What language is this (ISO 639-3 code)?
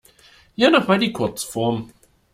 deu